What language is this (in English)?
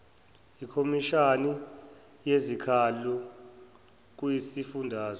Zulu